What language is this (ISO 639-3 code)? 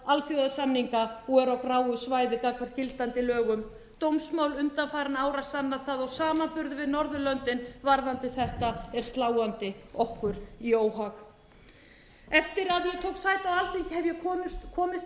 isl